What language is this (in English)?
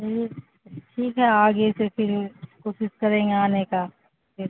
Urdu